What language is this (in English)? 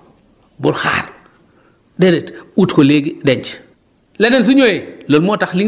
Wolof